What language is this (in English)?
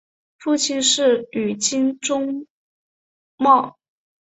Chinese